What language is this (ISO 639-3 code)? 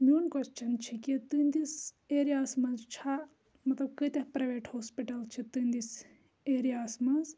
kas